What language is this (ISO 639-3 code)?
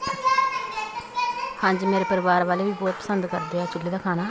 pan